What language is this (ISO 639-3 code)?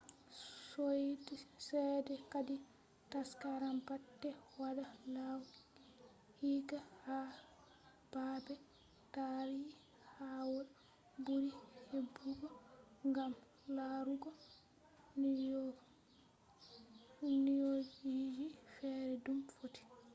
ful